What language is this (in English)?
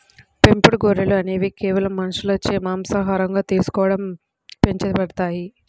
Telugu